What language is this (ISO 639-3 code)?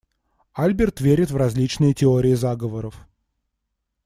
rus